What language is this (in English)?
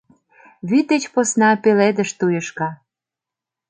Mari